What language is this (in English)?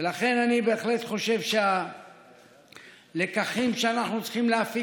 Hebrew